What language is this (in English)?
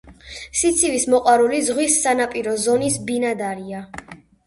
Georgian